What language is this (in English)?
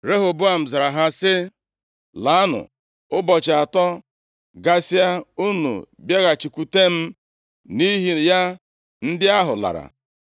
Igbo